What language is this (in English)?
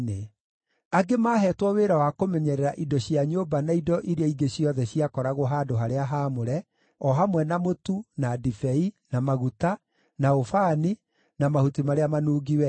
Kikuyu